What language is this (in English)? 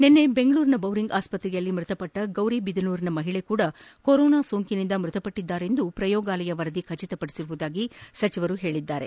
Kannada